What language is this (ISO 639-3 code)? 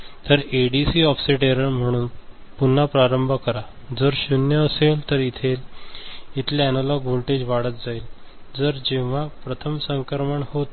mar